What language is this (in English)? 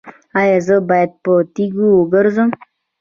Pashto